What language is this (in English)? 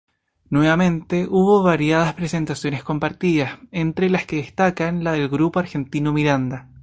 Spanish